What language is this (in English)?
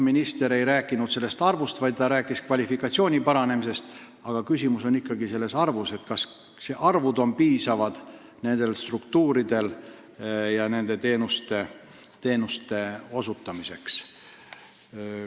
Estonian